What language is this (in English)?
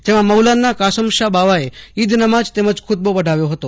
Gujarati